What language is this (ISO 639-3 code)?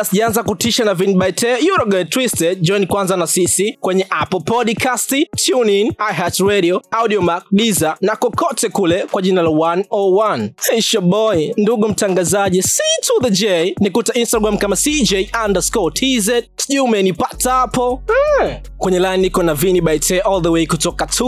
swa